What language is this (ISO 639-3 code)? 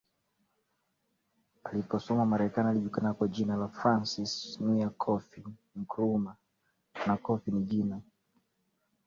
swa